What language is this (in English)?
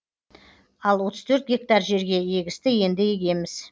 Kazakh